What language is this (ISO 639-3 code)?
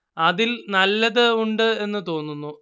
mal